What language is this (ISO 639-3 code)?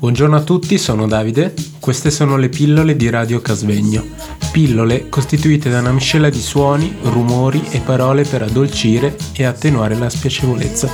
ita